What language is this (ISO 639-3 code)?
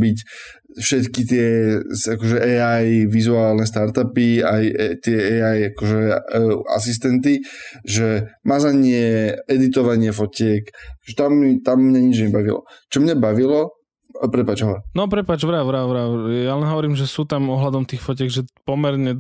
slk